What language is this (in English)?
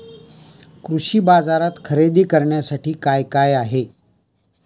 Marathi